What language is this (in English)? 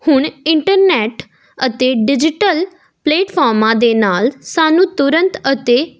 Punjabi